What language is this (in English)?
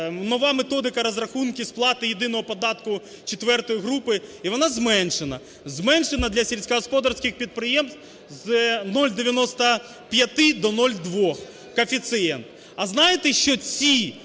Ukrainian